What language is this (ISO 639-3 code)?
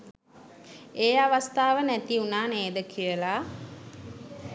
sin